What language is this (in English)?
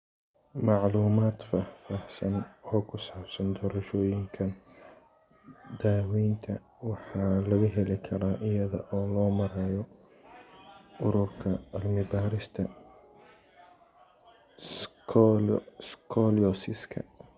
Somali